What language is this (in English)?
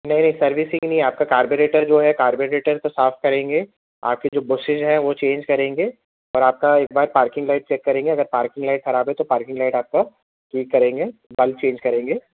Urdu